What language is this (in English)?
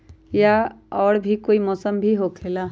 Magahi